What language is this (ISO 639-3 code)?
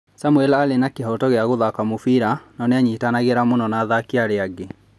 kik